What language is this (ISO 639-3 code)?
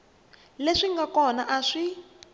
tso